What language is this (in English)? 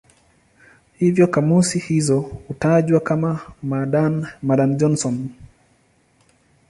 Swahili